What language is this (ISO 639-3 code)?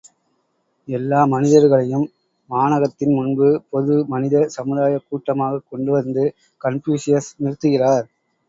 tam